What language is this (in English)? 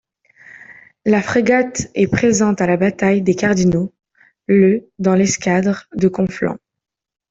French